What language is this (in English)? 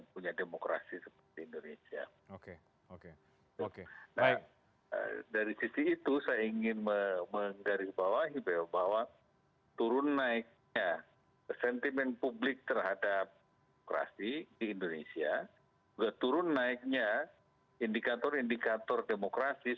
Indonesian